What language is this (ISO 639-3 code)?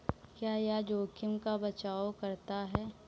hin